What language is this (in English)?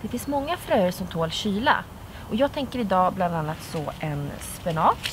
Swedish